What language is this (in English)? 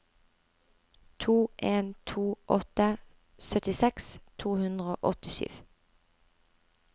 Norwegian